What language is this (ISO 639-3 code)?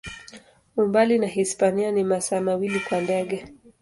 swa